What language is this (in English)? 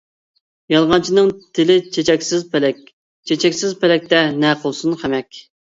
Uyghur